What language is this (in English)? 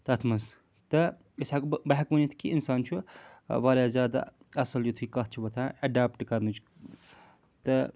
Kashmiri